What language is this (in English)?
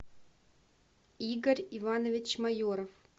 Russian